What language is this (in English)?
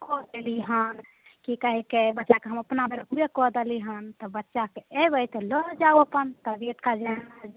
Maithili